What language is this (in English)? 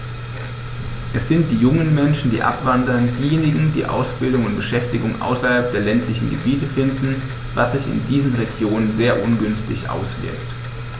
German